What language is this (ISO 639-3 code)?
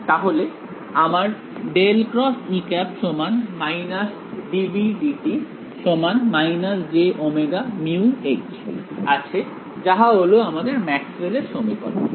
ben